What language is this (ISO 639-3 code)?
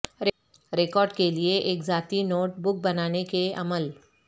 urd